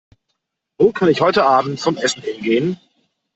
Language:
German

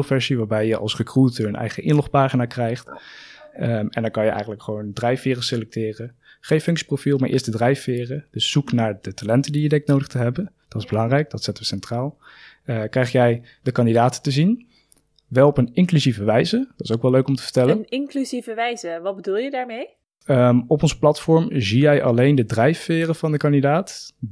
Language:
Dutch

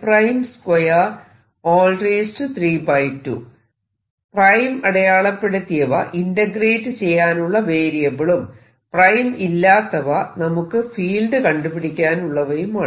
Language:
Malayalam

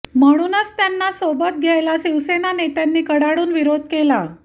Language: Marathi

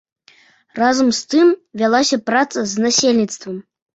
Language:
Belarusian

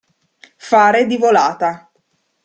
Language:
Italian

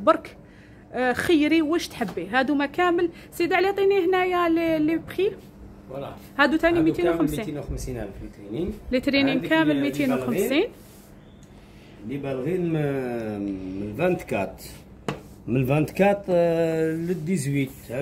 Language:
Arabic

